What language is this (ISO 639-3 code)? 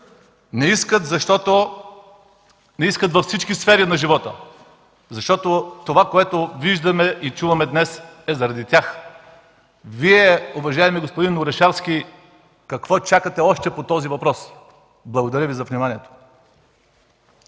bul